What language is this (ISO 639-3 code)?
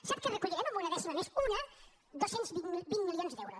cat